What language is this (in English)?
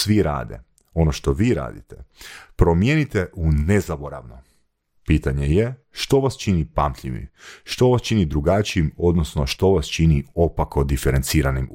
Croatian